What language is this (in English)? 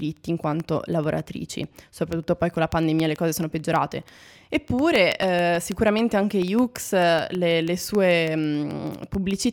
Italian